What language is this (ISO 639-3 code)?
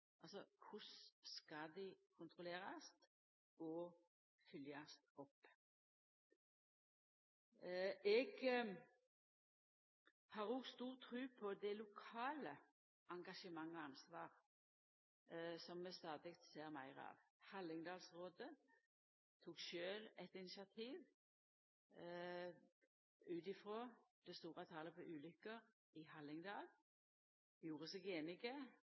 nno